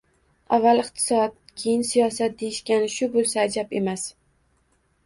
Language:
Uzbek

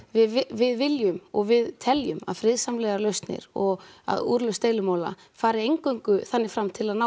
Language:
Icelandic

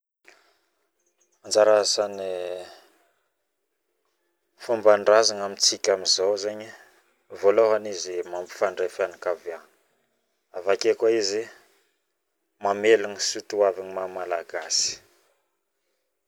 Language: Northern Betsimisaraka Malagasy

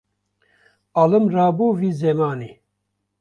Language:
Kurdish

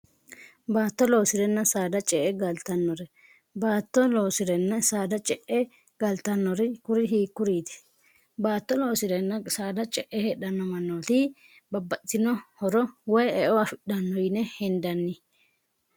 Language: Sidamo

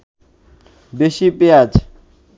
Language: Bangla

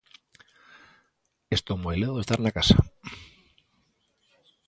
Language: Galician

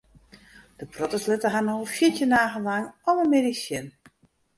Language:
Western Frisian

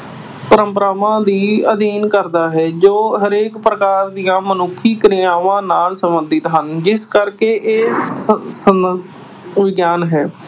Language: Punjabi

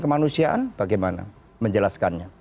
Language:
Indonesian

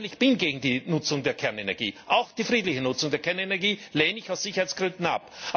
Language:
German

